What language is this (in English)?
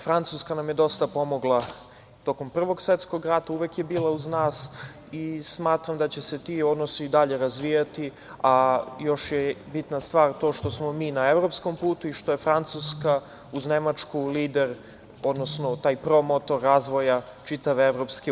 Serbian